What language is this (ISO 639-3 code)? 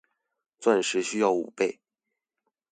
zho